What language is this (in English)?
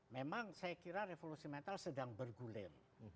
Indonesian